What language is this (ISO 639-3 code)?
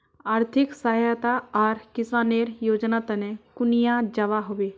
mag